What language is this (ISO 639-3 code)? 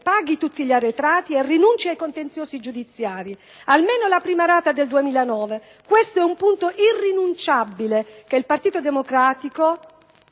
ita